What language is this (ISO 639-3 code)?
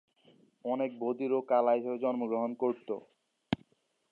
ben